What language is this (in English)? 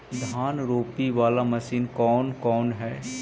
Magahi